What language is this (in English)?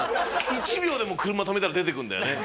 Japanese